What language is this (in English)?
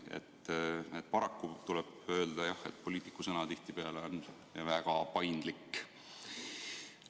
Estonian